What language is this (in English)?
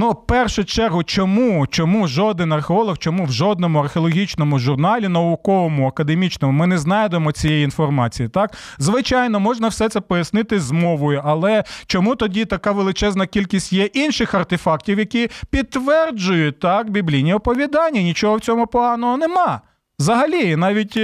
Ukrainian